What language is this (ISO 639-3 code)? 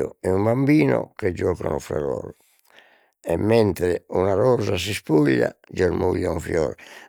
srd